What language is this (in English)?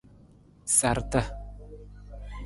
Nawdm